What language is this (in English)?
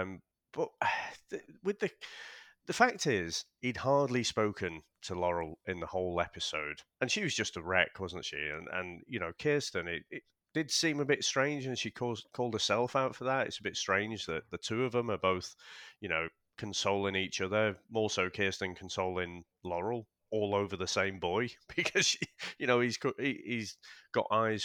English